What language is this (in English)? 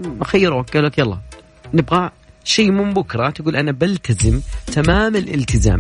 Arabic